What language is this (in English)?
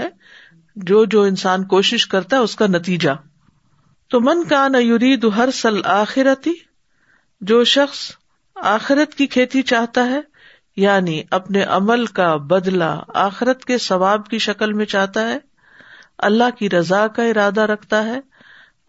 Urdu